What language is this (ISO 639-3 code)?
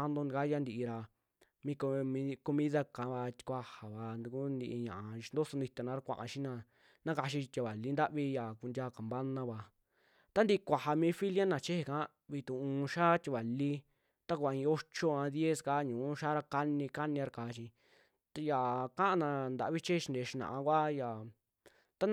jmx